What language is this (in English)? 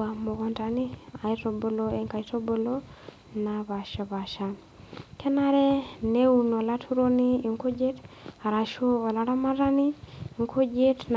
Masai